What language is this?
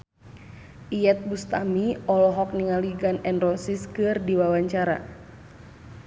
Sundanese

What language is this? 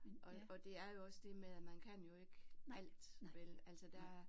Danish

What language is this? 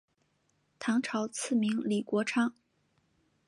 Chinese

